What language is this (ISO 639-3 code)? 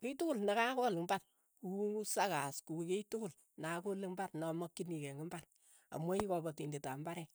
eyo